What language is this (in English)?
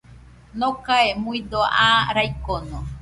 Nüpode Huitoto